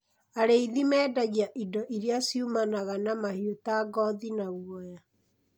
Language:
Kikuyu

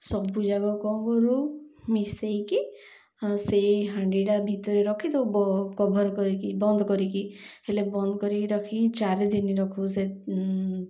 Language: Odia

